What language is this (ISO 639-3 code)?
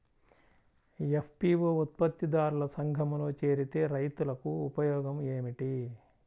tel